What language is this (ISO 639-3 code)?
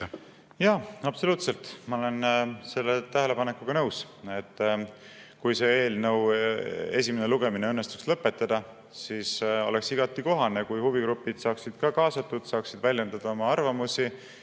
est